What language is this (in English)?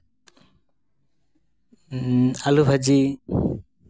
Santali